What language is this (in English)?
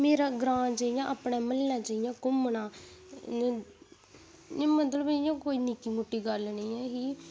Dogri